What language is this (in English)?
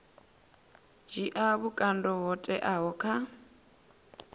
Venda